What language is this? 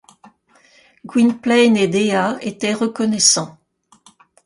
French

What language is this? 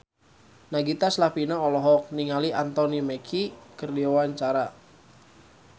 Sundanese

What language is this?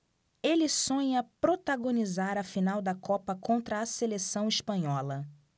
Portuguese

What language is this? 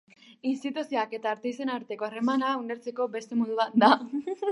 Basque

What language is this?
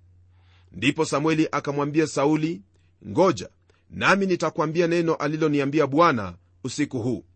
Swahili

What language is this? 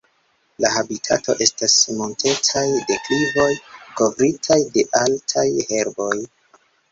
Esperanto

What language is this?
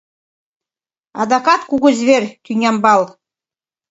Mari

